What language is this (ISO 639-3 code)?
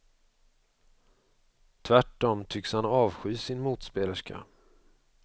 swe